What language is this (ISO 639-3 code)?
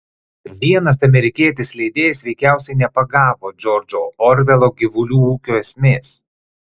lit